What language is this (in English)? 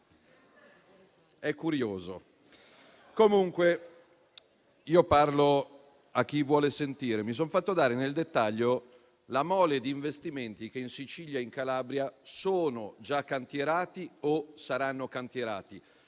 Italian